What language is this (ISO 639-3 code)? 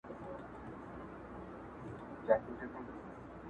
pus